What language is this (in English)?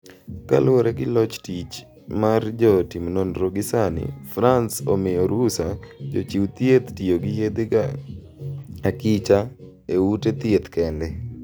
Luo (Kenya and Tanzania)